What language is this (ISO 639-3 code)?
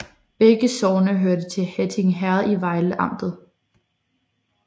dan